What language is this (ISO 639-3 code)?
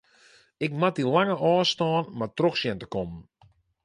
fry